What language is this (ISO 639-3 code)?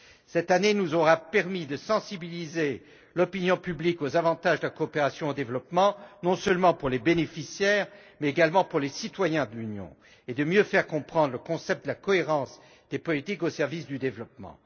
fra